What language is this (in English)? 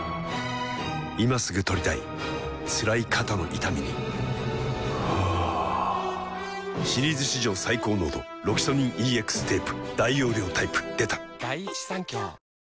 Japanese